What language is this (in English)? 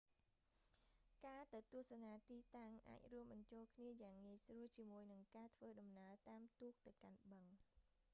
Khmer